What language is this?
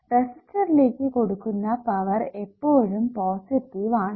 Malayalam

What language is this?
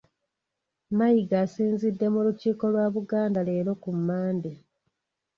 Ganda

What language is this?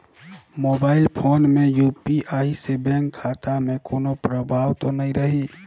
Chhattisgarhi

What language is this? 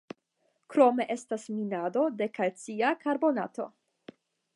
Esperanto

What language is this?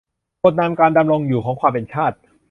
Thai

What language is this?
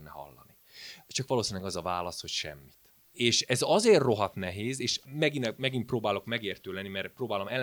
Hungarian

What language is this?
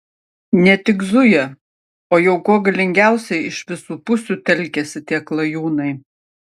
Lithuanian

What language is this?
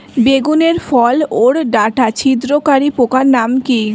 Bangla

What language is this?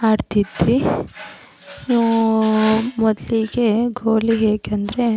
Kannada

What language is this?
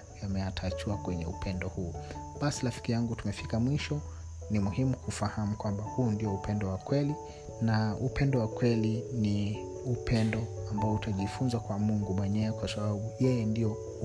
Swahili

